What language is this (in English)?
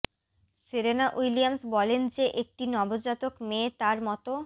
Bangla